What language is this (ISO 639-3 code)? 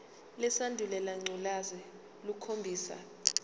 zul